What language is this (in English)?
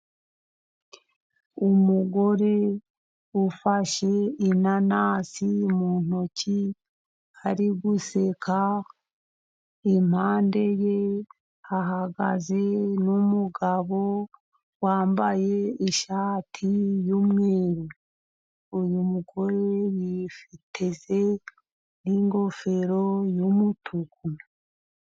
Kinyarwanda